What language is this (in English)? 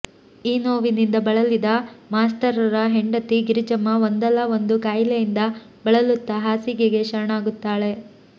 Kannada